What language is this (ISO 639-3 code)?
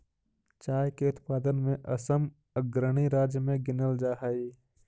mag